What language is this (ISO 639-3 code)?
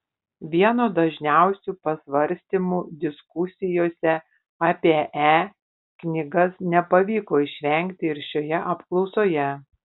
lit